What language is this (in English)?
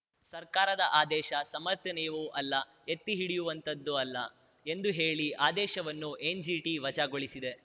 Kannada